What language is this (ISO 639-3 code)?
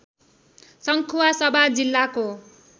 nep